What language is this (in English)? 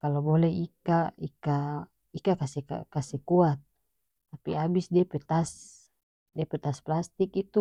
North Moluccan Malay